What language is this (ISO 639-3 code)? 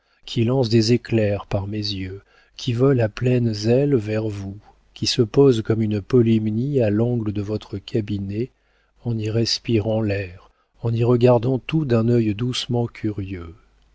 fra